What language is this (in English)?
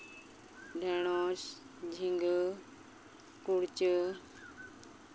Santali